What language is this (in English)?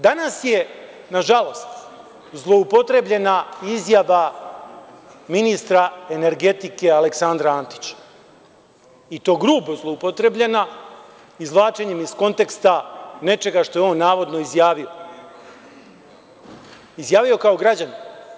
Serbian